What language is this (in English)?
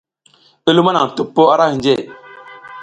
South Giziga